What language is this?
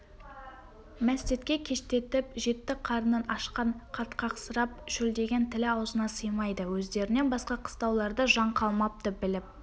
Kazakh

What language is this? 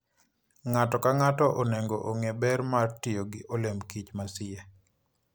Luo (Kenya and Tanzania)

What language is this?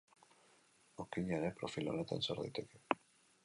Basque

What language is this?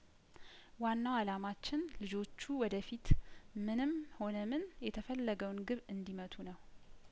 Amharic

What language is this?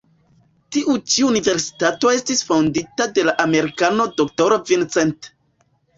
Esperanto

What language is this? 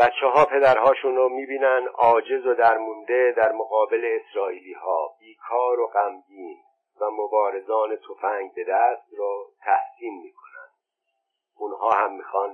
Persian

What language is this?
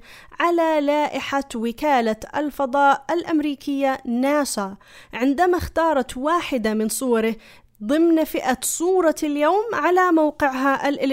Arabic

